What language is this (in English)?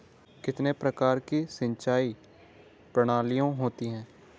Hindi